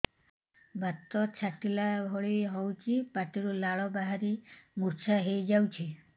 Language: Odia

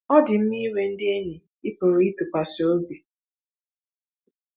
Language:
Igbo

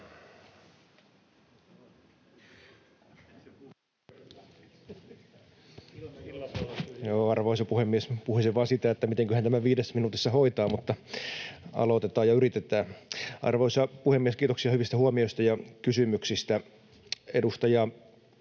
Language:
Finnish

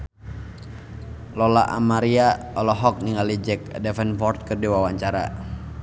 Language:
Sundanese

